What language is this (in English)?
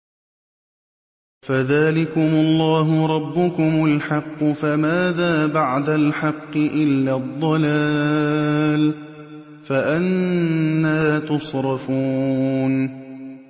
Arabic